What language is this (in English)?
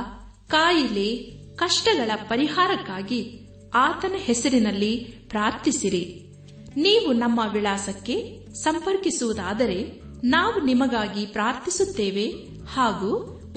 Kannada